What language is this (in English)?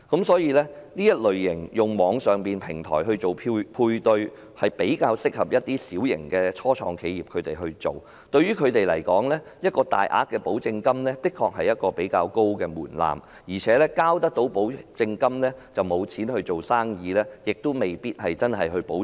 Cantonese